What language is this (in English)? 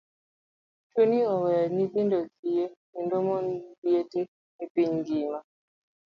Luo (Kenya and Tanzania)